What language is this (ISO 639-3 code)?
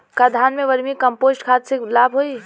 bho